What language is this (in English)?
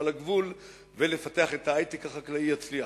Hebrew